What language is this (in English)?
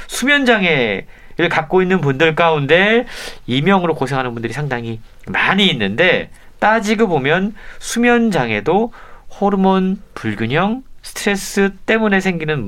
Korean